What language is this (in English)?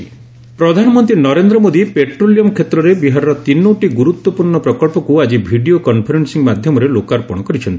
Odia